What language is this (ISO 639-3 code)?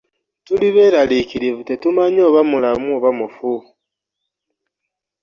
lug